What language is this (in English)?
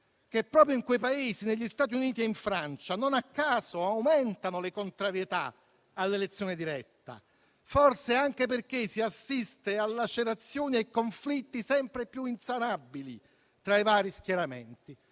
Italian